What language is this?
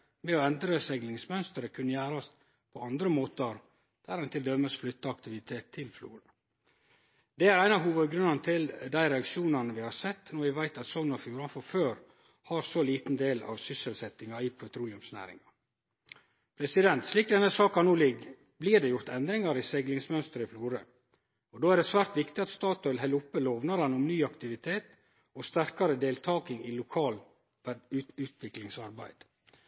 Norwegian Nynorsk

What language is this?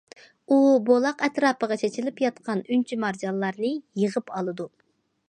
Uyghur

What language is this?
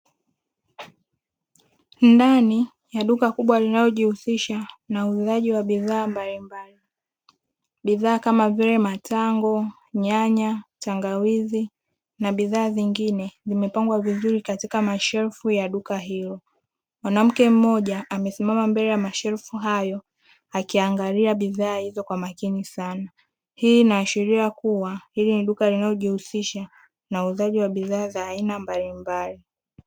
Swahili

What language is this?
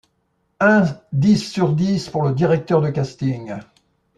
French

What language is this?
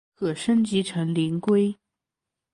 Chinese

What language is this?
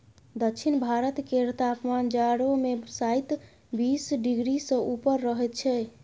Maithili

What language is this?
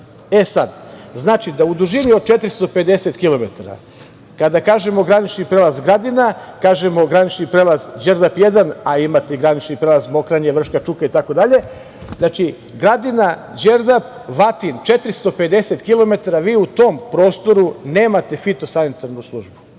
Serbian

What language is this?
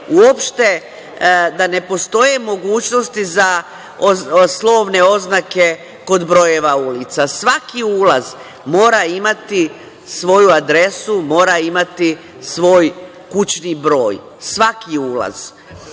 Serbian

